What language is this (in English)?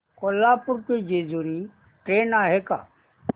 Marathi